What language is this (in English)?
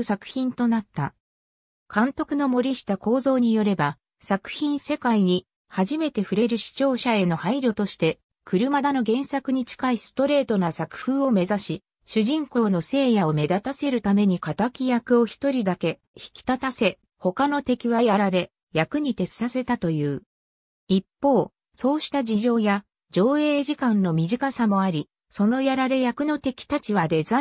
Japanese